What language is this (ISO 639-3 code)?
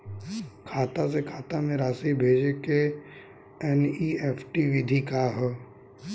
bho